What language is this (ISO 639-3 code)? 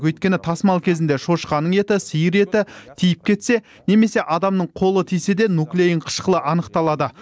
kaz